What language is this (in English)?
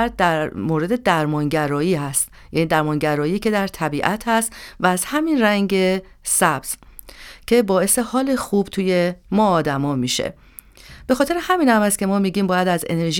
Persian